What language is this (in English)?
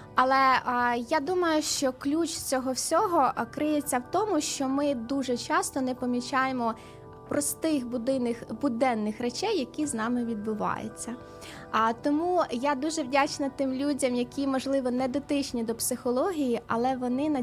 Ukrainian